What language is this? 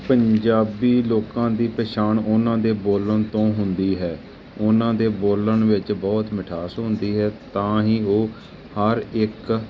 Punjabi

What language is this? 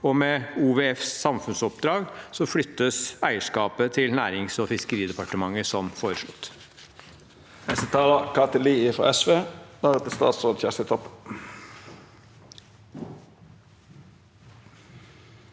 Norwegian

